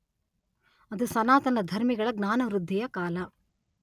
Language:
Kannada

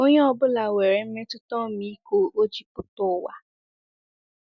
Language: Igbo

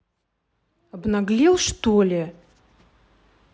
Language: Russian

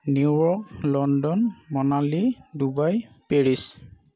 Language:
Assamese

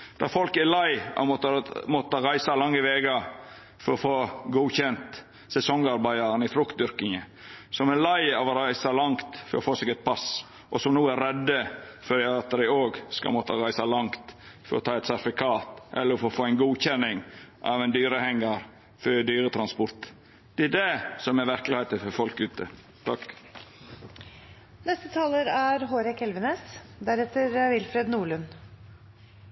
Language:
Norwegian Nynorsk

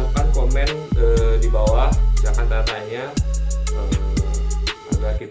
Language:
Indonesian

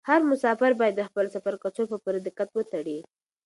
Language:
Pashto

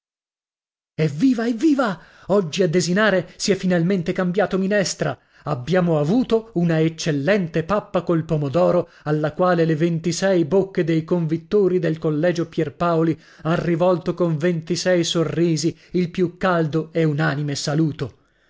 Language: Italian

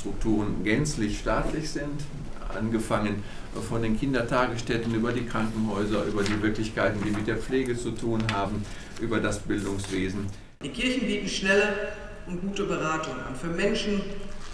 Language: German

